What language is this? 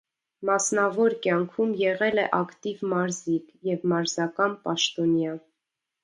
Armenian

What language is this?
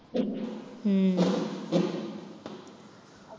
Tamil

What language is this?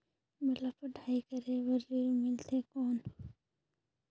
Chhattisgarhi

